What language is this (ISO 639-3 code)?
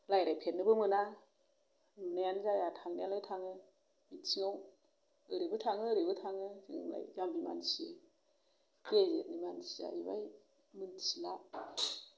brx